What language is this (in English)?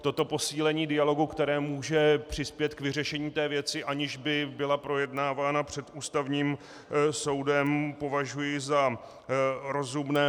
Czech